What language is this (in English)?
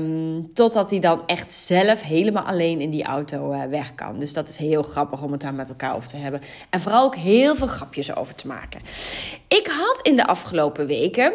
Dutch